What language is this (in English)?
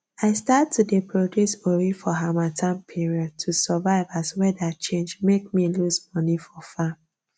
Nigerian Pidgin